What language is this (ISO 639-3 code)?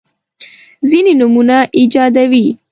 pus